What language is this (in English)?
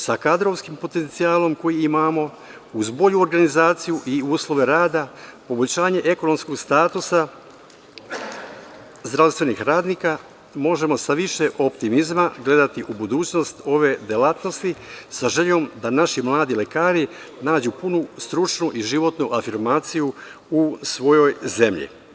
Serbian